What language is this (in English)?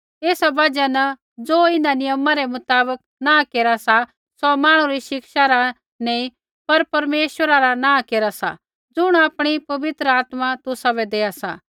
Kullu Pahari